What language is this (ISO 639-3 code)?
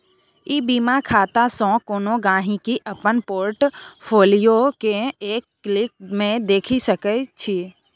mai